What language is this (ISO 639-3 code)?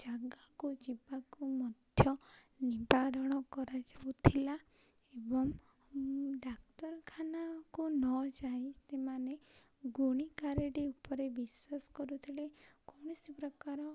ori